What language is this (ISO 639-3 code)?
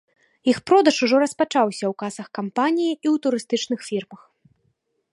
bel